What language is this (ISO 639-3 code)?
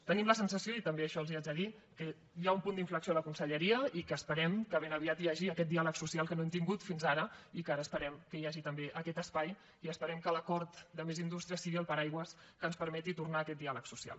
cat